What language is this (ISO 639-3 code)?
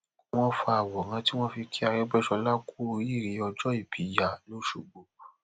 yor